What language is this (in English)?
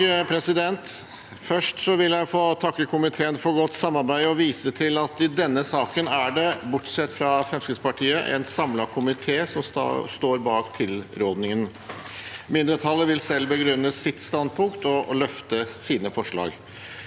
Norwegian